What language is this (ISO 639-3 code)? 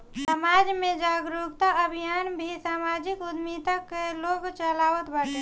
bho